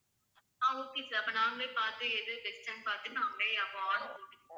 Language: Tamil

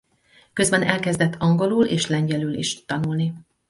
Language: Hungarian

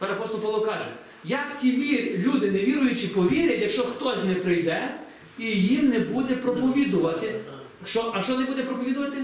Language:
Ukrainian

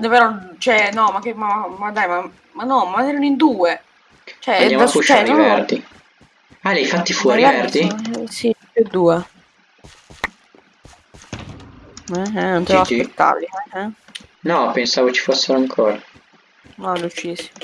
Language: Italian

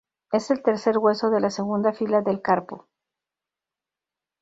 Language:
Spanish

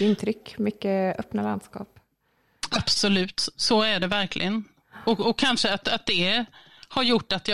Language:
Swedish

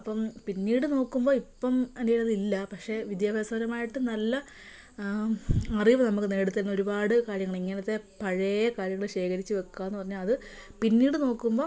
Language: Malayalam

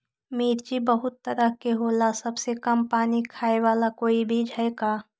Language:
Magahi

